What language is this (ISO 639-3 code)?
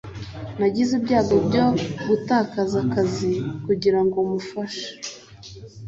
kin